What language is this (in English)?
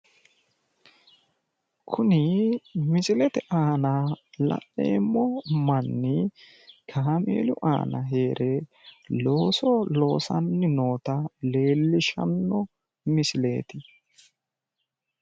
Sidamo